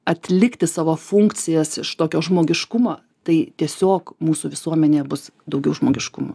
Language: Lithuanian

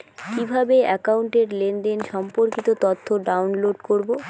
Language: Bangla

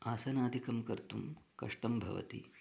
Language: Sanskrit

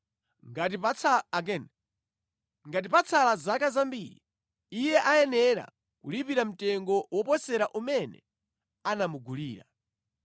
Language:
Nyanja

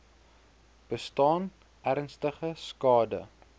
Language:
Afrikaans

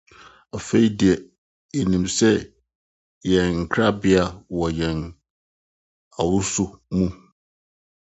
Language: Akan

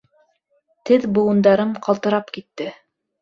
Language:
Bashkir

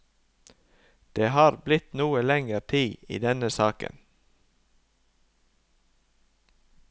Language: Norwegian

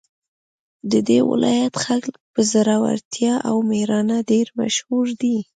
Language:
Pashto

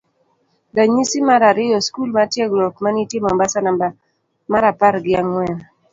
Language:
Luo (Kenya and Tanzania)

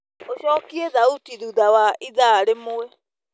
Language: Kikuyu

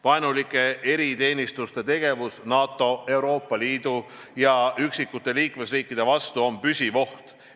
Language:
Estonian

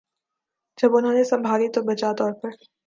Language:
Urdu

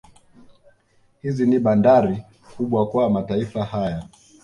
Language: Swahili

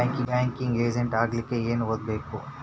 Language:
Kannada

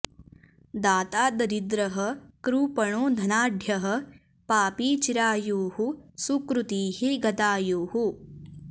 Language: Sanskrit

